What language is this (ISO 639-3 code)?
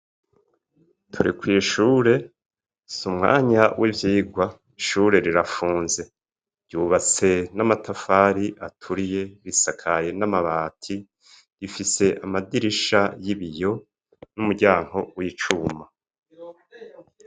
run